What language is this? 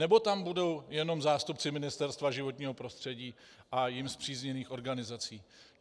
Czech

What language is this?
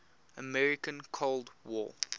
English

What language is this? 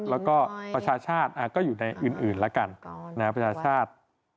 Thai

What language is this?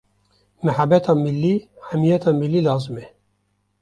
Kurdish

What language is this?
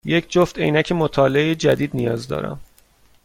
Persian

